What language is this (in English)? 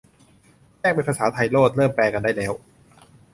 Thai